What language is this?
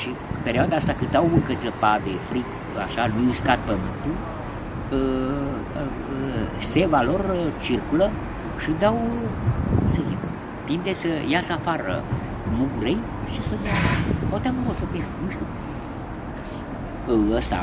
Romanian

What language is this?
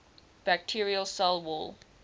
English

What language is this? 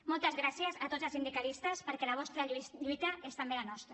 Catalan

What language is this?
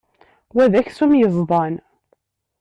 Kabyle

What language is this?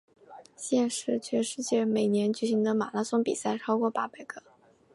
Chinese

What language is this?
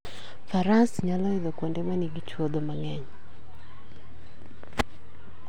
Luo (Kenya and Tanzania)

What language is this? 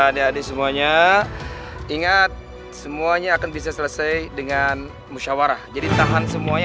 Indonesian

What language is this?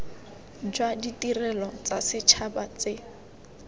Tswana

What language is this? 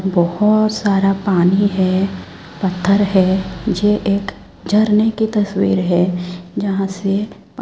Hindi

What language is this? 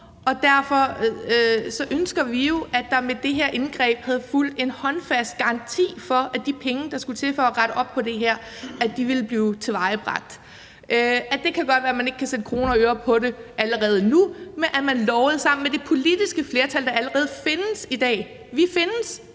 Danish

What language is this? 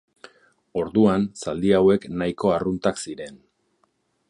Basque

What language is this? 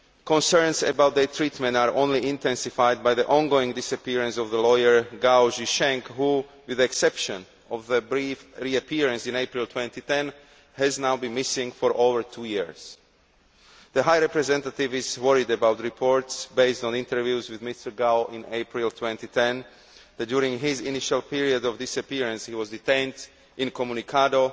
English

